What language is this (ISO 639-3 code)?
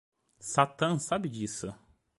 por